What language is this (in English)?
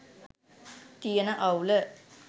Sinhala